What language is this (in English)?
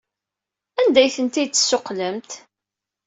Kabyle